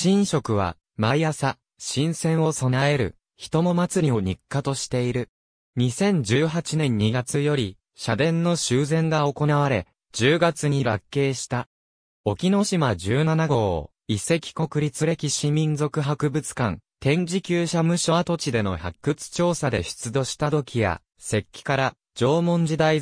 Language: Japanese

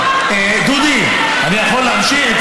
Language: Hebrew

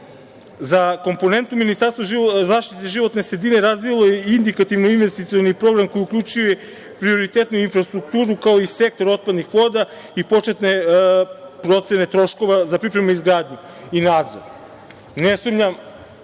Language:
Serbian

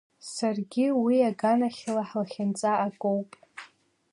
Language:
Abkhazian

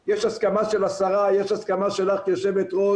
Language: Hebrew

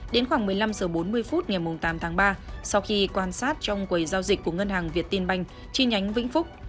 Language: Vietnamese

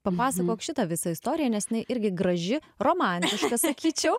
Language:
Lithuanian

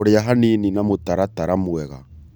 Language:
Kikuyu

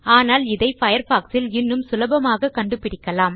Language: Tamil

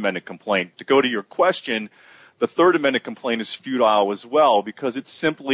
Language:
English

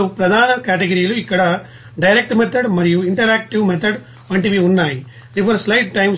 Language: Telugu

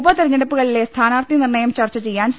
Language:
Malayalam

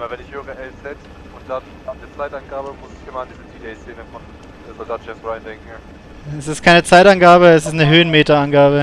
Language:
German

